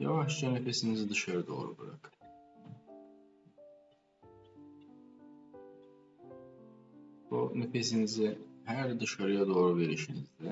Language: Turkish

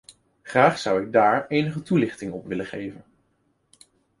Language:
Dutch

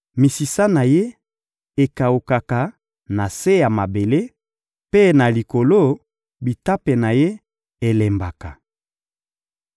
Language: Lingala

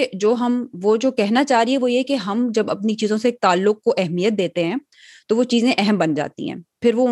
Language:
Urdu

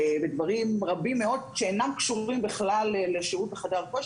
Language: Hebrew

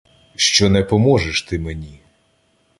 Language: Ukrainian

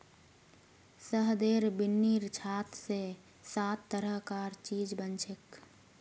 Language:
Magahi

